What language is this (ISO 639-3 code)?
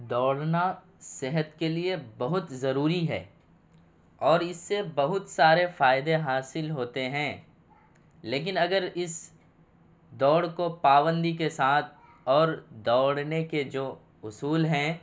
urd